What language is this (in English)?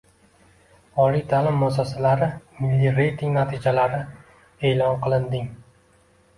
Uzbek